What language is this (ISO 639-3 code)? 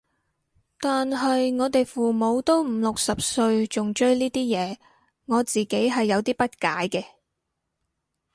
yue